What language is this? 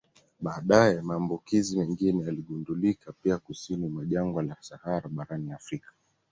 Swahili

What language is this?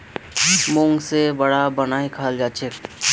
Magahi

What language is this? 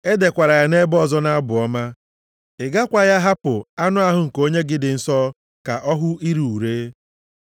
Igbo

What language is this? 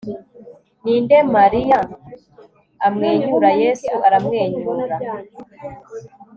Kinyarwanda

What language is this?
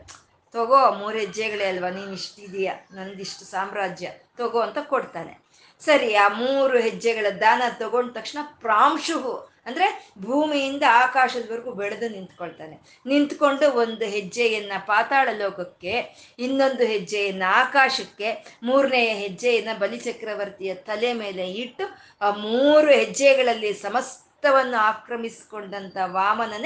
Kannada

